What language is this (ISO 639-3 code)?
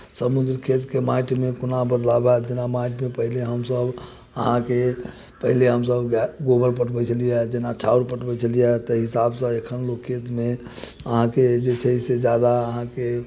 mai